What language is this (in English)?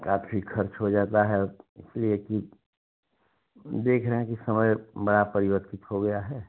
Hindi